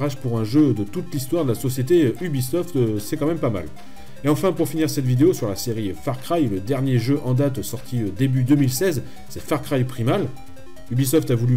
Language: French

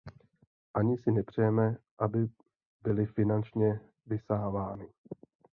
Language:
Czech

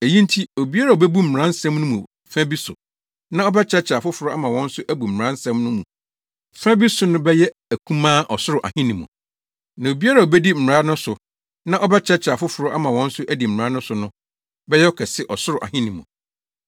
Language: Akan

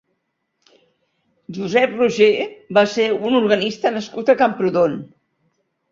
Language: Catalan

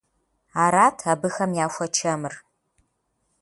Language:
Kabardian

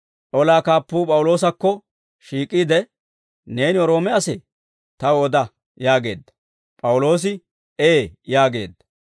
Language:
Dawro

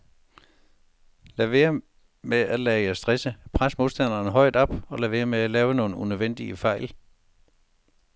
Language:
Danish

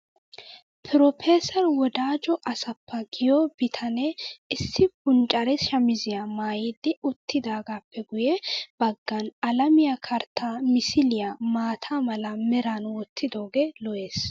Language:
Wolaytta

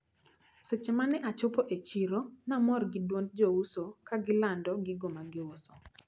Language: Luo (Kenya and Tanzania)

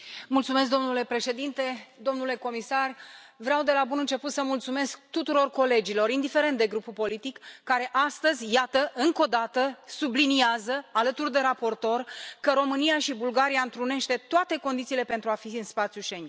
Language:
Romanian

